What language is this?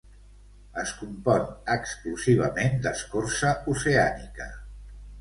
Catalan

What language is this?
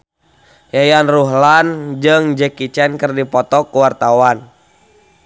Sundanese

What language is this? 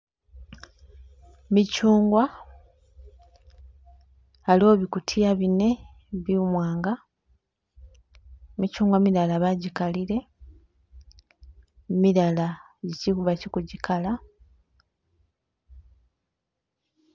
Masaaba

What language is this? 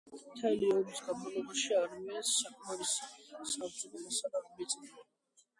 Georgian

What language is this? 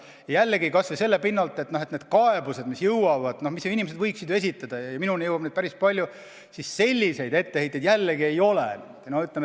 Estonian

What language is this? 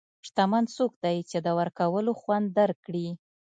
Pashto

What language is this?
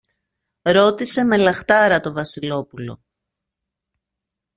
Greek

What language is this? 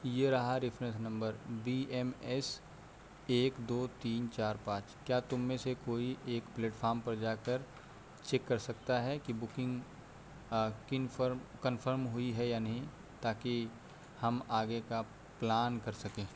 Urdu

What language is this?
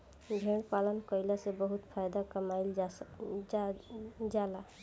Bhojpuri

